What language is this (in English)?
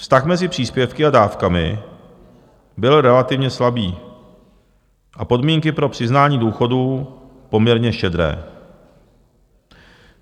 Czech